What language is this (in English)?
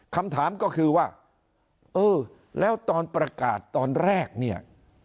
Thai